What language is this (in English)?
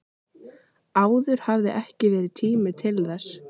Icelandic